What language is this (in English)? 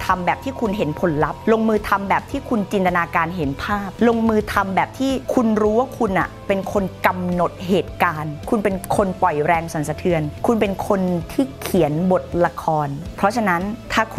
Thai